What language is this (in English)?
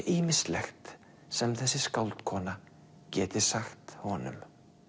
Icelandic